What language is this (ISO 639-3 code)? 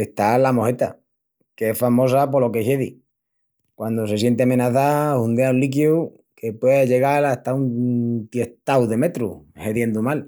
ext